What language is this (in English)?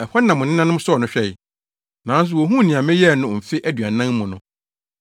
Akan